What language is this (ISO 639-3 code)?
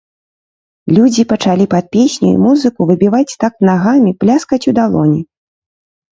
bel